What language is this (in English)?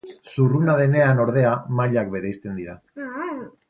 Basque